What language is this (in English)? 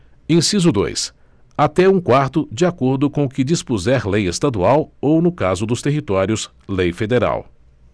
Portuguese